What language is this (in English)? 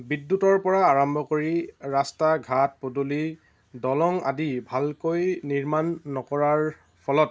Assamese